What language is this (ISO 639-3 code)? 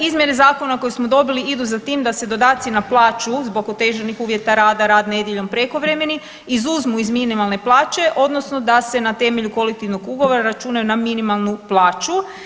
hrv